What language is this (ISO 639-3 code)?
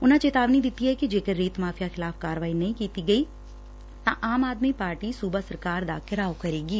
pan